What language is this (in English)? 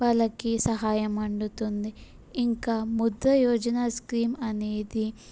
Telugu